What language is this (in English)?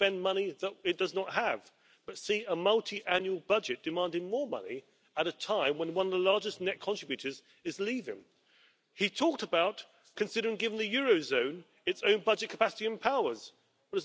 German